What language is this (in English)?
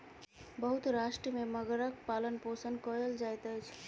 Maithili